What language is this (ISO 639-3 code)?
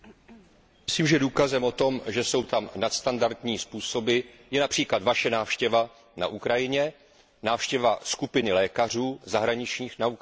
ces